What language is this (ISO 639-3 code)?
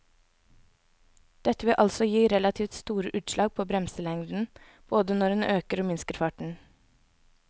nor